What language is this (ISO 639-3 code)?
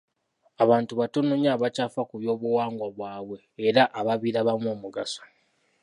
lug